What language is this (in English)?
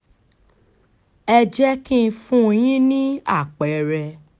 Yoruba